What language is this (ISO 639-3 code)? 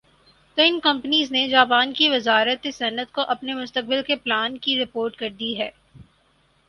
urd